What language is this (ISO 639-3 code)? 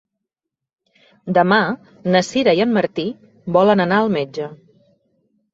cat